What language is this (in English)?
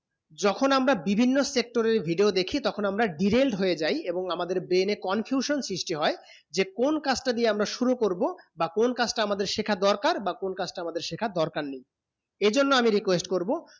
Bangla